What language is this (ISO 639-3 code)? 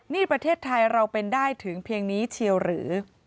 tha